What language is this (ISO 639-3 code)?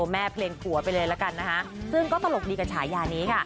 tha